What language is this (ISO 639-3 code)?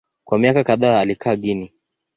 swa